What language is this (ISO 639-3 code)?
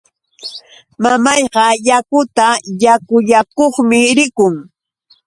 qux